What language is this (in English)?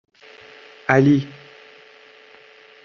Persian